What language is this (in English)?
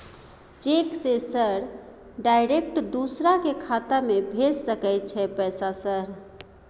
Maithili